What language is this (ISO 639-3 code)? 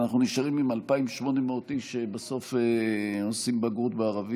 heb